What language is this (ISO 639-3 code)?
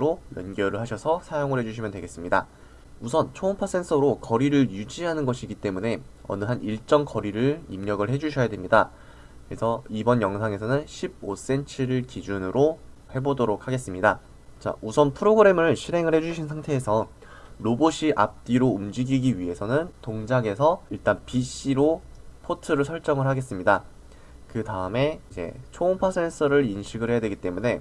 kor